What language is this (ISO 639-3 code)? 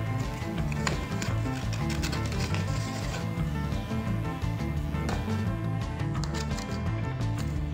ind